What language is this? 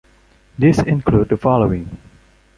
English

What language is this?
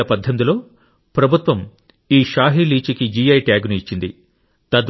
Telugu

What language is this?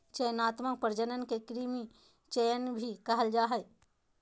Magahi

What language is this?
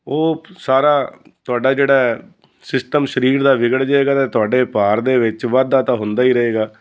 Punjabi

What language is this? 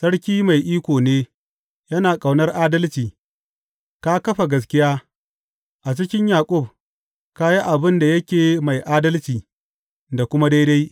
Hausa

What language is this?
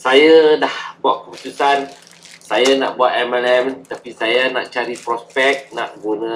Malay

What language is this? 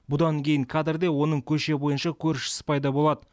Kazakh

